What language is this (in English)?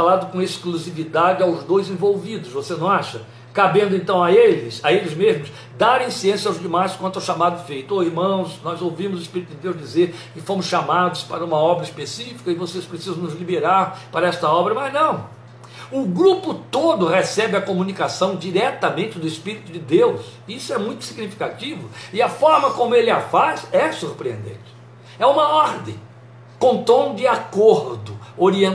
Portuguese